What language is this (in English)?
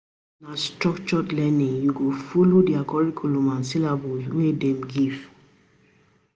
Nigerian Pidgin